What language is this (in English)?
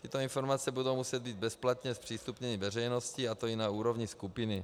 Czech